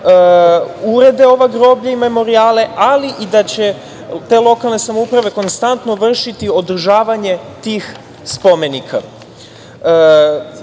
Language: Serbian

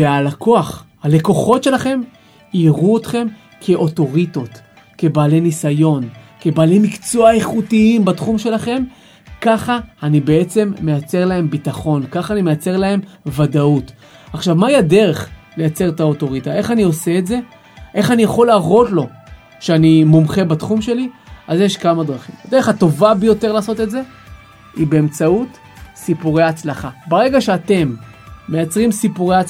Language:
Hebrew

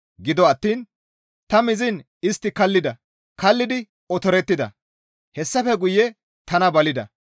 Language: Gamo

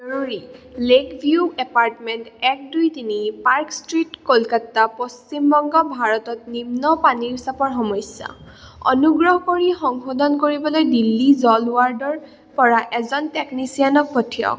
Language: Assamese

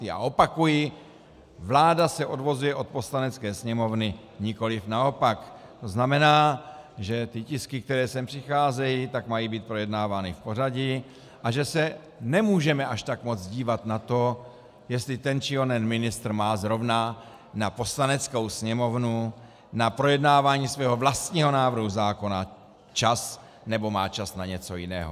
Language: Czech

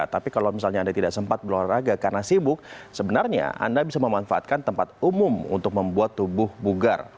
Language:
Indonesian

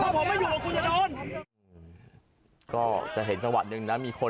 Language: Thai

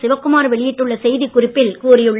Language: Tamil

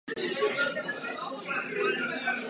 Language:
Czech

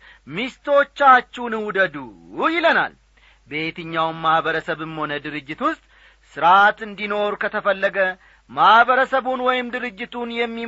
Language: Amharic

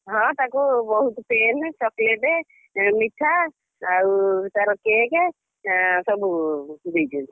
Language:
Odia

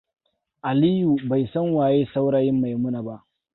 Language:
Hausa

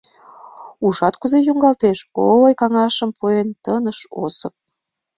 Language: Mari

